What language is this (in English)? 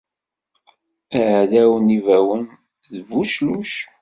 Kabyle